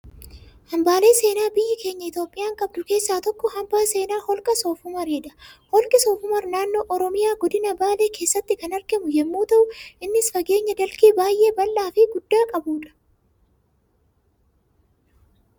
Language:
Oromo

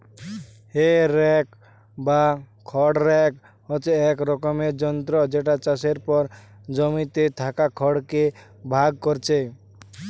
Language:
Bangla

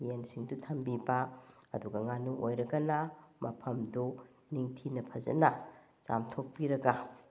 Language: Manipuri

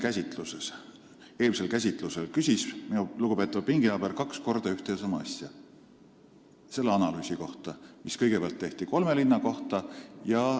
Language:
Estonian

